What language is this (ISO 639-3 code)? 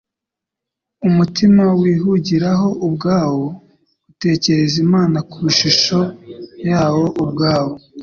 kin